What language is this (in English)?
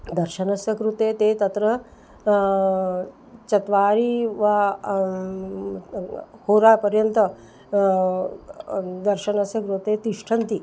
Sanskrit